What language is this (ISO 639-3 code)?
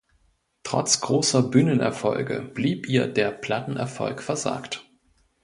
deu